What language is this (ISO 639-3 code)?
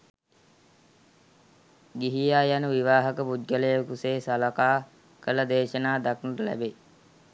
sin